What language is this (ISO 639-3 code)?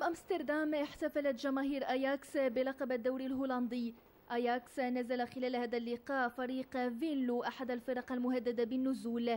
ara